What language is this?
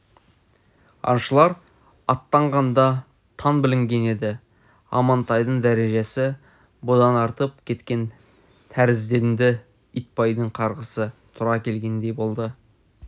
Kazakh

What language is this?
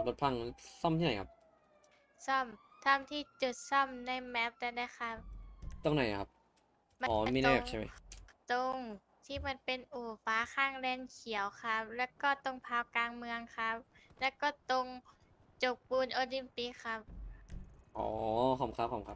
Thai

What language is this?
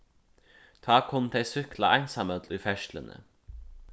Faroese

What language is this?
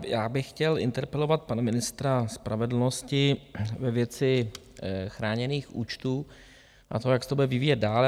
Czech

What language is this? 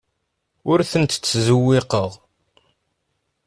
Kabyle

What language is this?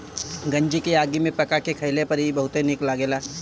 Bhojpuri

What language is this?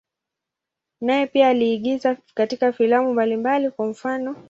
Swahili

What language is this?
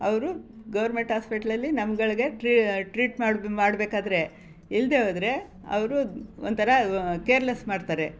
Kannada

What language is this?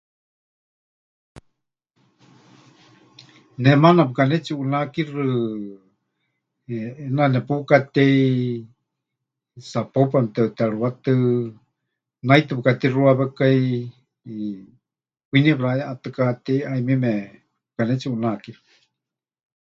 Huichol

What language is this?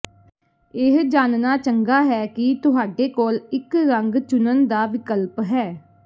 Punjabi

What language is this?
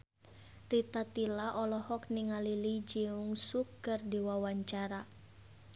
Sundanese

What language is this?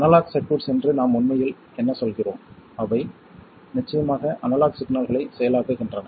Tamil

